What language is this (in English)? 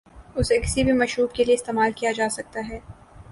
Urdu